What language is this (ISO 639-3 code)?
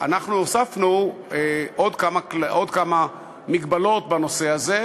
heb